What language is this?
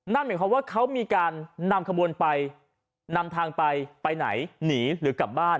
Thai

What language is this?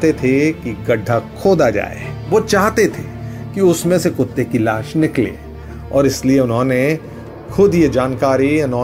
Hindi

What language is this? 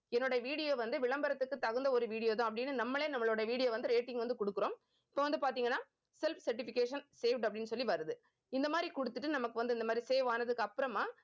Tamil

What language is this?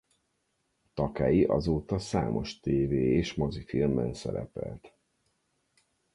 Hungarian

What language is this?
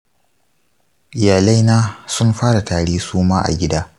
Hausa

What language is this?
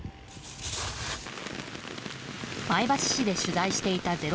Japanese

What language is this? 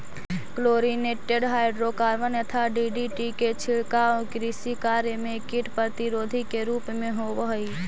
Magahi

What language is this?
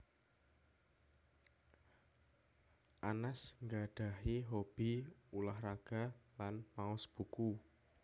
Javanese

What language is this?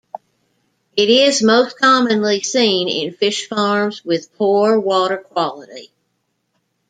English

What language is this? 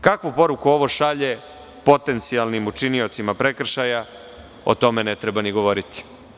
Serbian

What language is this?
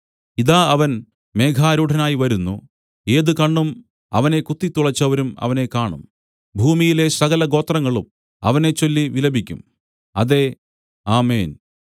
Malayalam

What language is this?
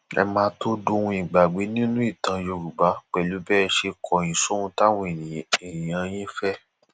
Yoruba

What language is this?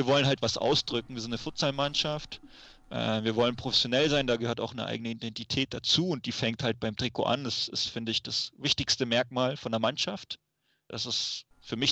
German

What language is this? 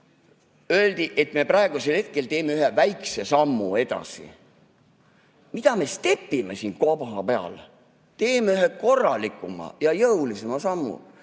Estonian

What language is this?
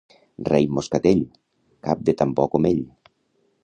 Catalan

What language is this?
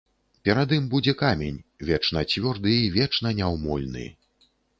Belarusian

